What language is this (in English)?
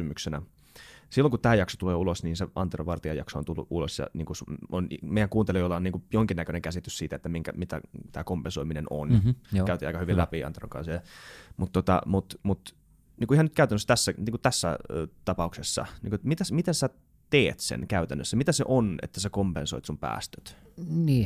Finnish